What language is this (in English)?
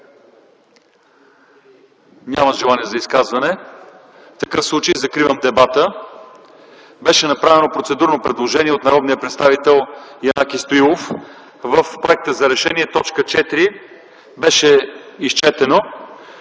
Bulgarian